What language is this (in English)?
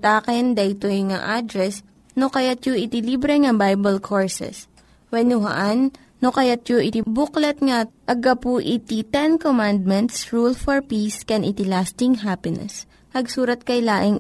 Filipino